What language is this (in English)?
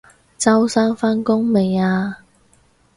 Cantonese